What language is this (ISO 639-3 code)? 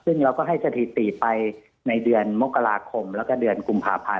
tha